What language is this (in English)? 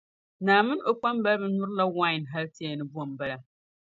Dagbani